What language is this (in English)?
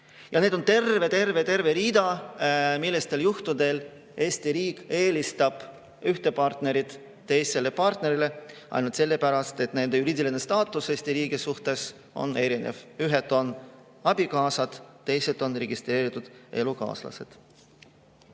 Estonian